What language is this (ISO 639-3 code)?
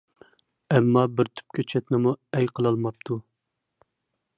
uig